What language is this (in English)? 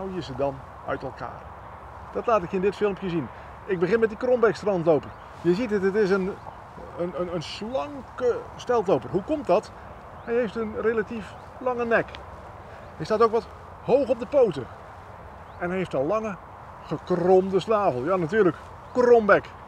Dutch